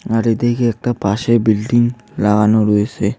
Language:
Bangla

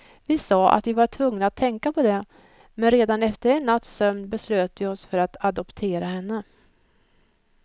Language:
Swedish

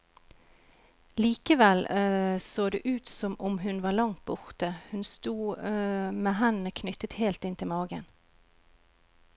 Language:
Norwegian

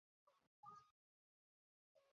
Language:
Chinese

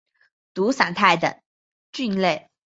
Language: Chinese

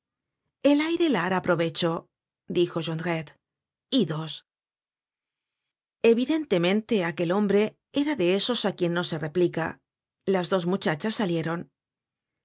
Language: Spanish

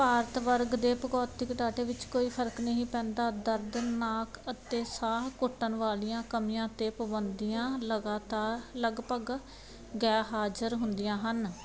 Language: Punjabi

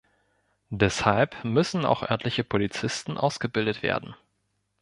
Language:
German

